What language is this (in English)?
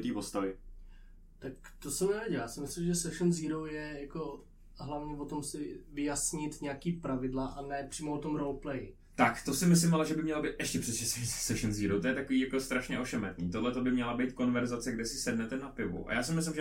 Czech